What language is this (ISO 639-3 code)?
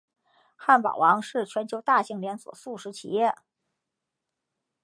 zho